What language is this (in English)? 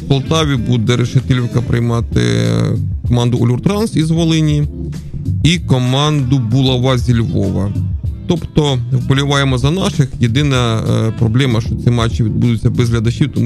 Ukrainian